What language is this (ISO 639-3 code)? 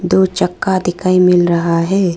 hin